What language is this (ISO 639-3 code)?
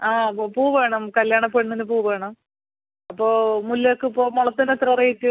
mal